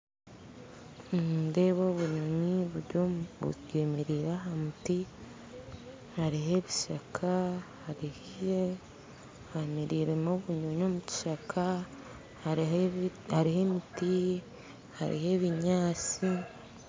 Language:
Nyankole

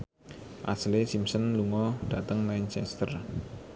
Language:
Javanese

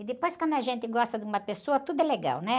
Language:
Portuguese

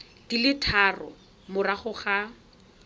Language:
Tswana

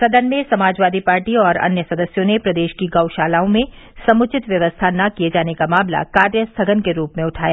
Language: Hindi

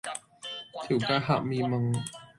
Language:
Cantonese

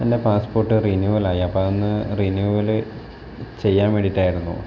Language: Malayalam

